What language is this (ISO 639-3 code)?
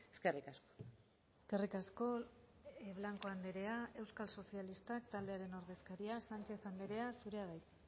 eus